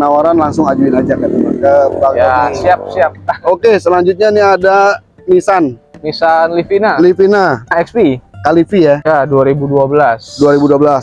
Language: Indonesian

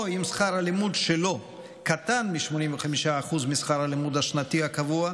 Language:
Hebrew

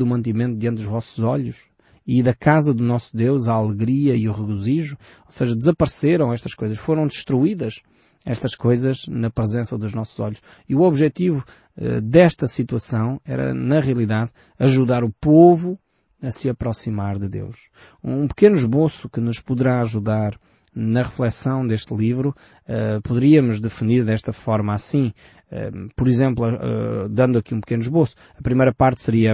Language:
Portuguese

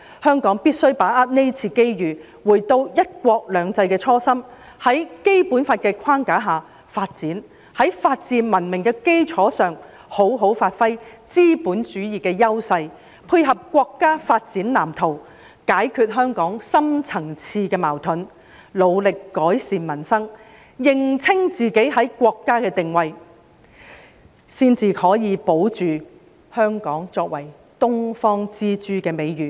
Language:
Cantonese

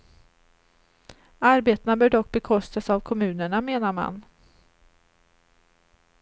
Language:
Swedish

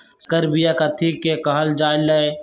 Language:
Magahi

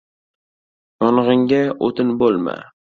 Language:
Uzbek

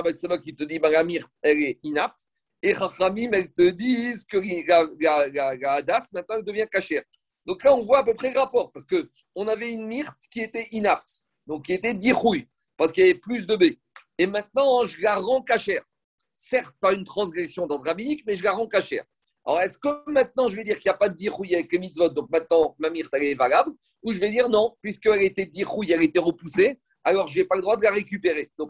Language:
French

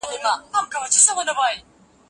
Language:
Pashto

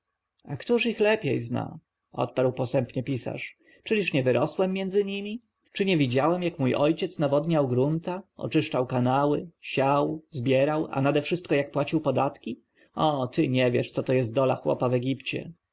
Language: Polish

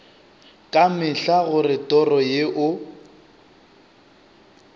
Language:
Northern Sotho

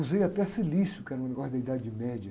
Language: Portuguese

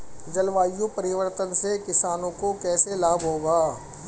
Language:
Hindi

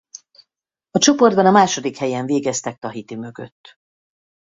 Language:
Hungarian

